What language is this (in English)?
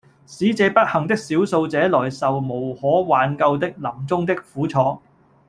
Cantonese